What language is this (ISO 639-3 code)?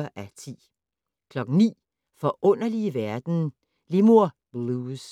dan